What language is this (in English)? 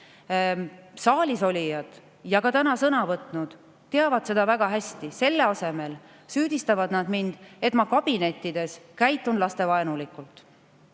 Estonian